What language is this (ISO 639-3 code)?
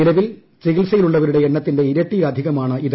mal